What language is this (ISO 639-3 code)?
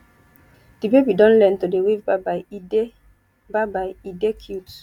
pcm